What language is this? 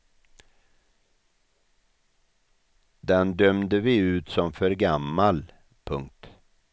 Swedish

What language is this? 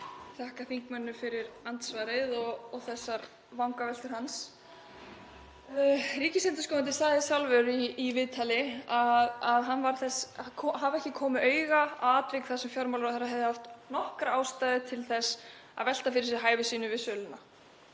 Icelandic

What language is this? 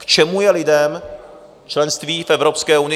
Czech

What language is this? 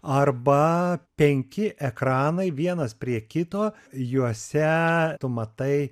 Lithuanian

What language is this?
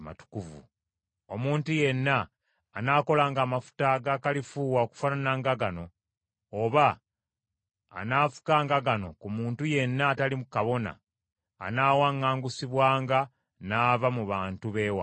Ganda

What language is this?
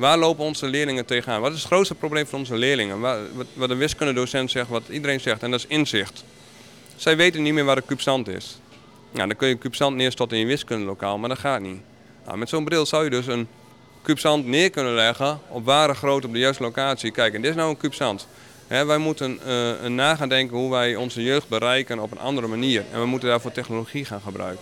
Dutch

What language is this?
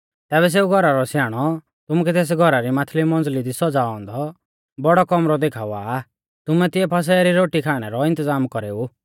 Mahasu Pahari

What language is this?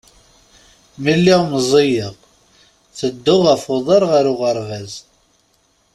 Kabyle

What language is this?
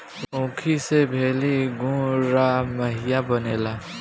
Bhojpuri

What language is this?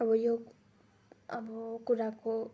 Nepali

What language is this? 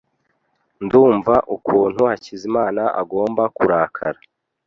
Kinyarwanda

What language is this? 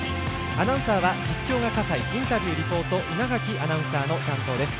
Japanese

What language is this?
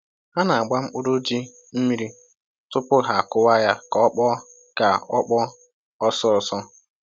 Igbo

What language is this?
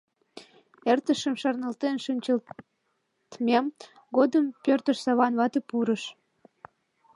Mari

